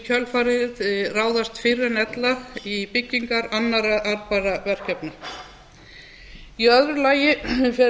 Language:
Icelandic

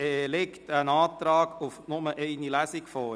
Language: Swiss German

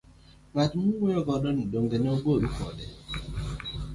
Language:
Luo (Kenya and Tanzania)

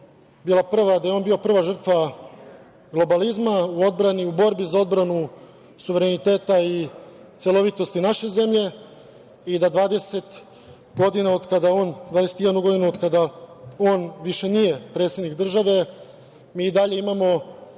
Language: Serbian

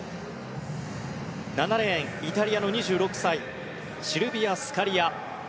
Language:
Japanese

